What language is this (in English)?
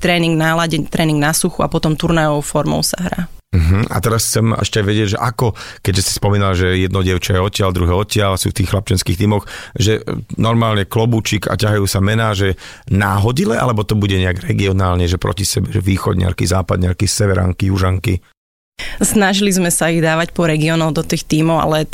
Slovak